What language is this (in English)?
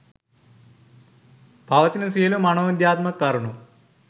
Sinhala